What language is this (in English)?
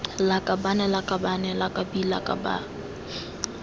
Tswana